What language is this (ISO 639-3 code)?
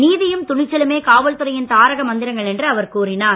tam